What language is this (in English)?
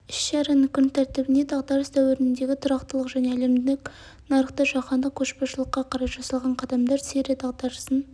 Kazakh